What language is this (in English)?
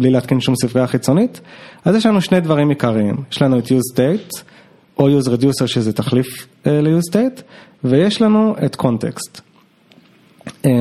Hebrew